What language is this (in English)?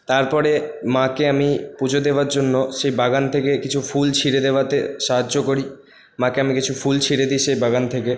Bangla